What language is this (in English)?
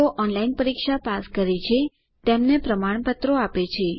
Gujarati